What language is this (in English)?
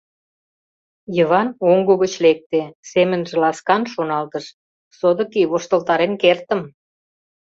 Mari